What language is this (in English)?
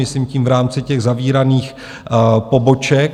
Czech